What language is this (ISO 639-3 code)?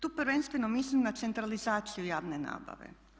hrv